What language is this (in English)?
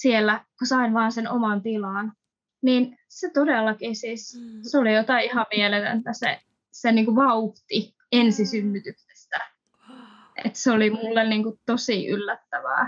Finnish